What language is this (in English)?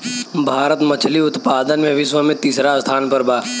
Bhojpuri